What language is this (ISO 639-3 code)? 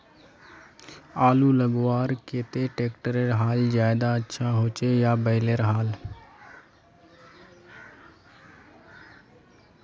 mag